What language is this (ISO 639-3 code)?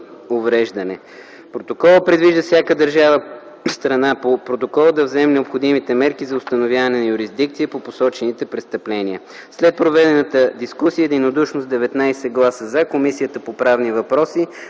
bul